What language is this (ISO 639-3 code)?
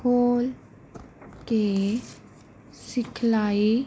pan